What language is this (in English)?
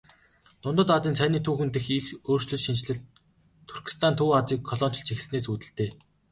Mongolian